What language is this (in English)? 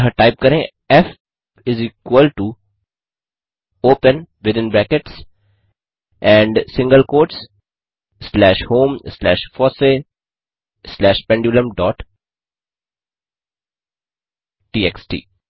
Hindi